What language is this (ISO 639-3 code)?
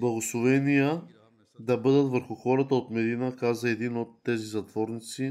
bul